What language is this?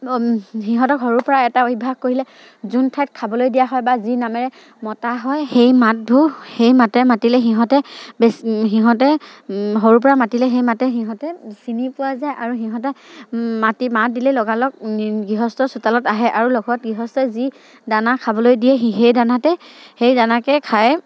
Assamese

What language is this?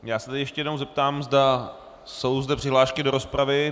Czech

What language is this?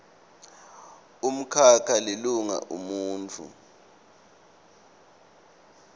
Swati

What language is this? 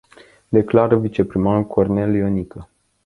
Romanian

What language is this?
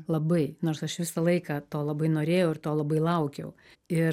Lithuanian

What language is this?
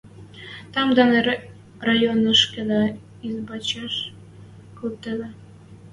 Western Mari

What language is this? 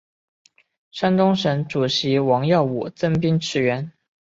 Chinese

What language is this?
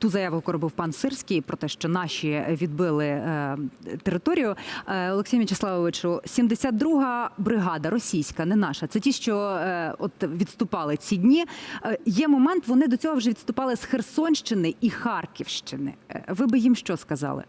Ukrainian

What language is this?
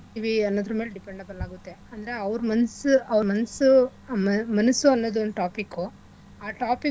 Kannada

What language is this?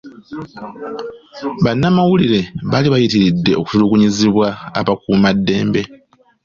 Ganda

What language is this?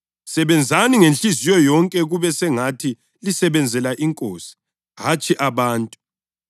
North Ndebele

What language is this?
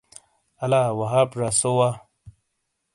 Shina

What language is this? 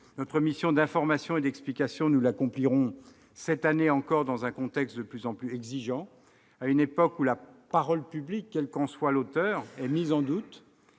French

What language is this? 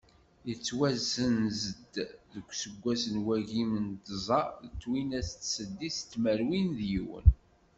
Kabyle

